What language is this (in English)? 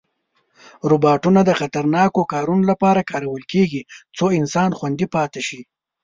Pashto